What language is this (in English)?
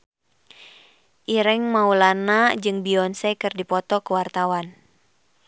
Sundanese